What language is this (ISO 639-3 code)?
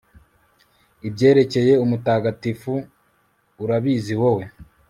kin